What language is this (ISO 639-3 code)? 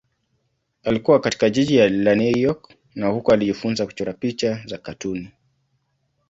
swa